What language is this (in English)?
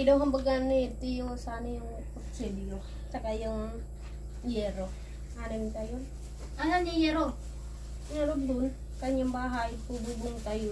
Filipino